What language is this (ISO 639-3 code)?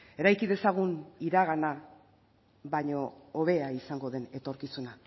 eus